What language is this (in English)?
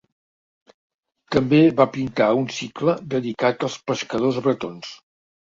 Catalan